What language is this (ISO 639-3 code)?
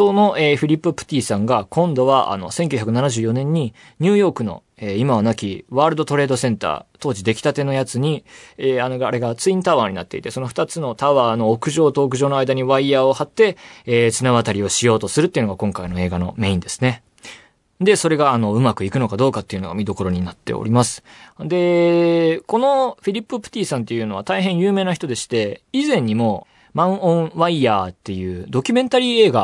jpn